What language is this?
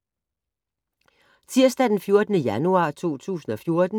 Danish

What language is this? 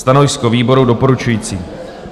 Czech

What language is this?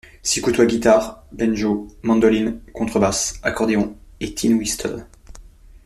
French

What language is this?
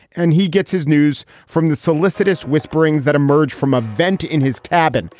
English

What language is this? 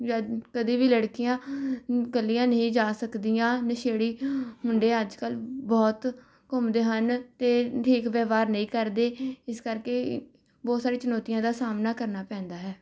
Punjabi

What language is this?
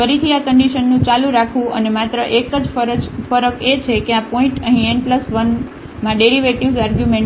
Gujarati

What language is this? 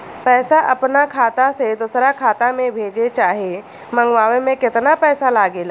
Bhojpuri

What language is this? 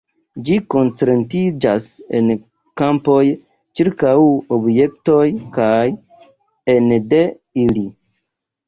Esperanto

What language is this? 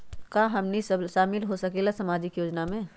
Magahi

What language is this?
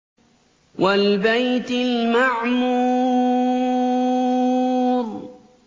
Arabic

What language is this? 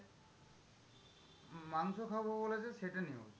Bangla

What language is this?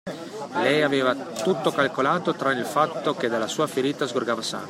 Italian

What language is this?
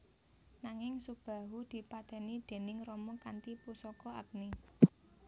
Javanese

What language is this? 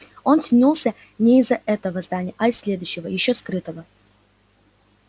Russian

